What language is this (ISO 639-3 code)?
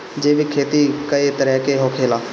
bho